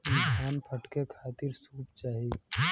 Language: Bhojpuri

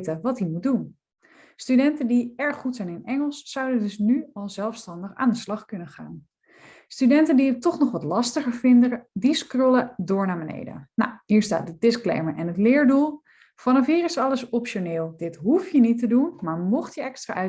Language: Dutch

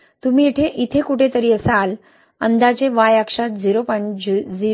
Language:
Marathi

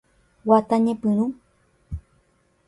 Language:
Guarani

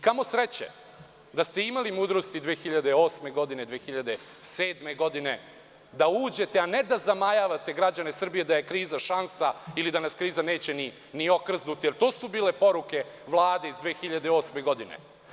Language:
Serbian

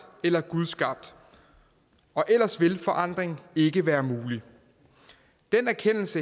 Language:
Danish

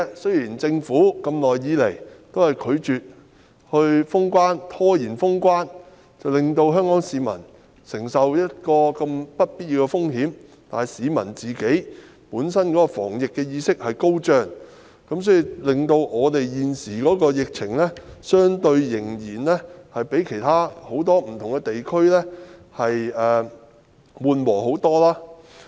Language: Cantonese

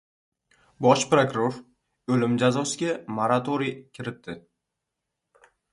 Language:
Uzbek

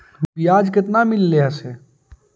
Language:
Magahi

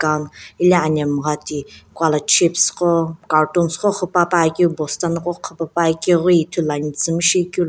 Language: Sumi Naga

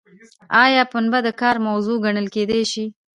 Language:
Pashto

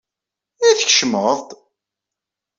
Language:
Kabyle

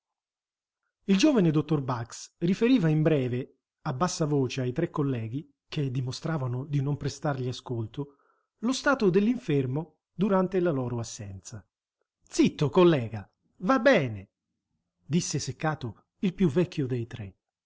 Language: Italian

